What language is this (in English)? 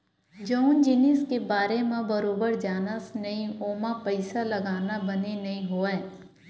Chhattisgarhi